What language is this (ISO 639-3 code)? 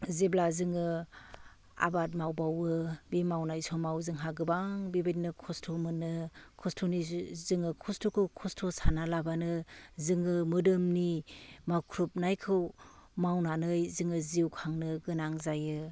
brx